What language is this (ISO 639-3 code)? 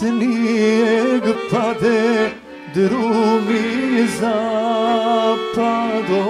ron